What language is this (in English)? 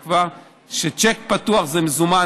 Hebrew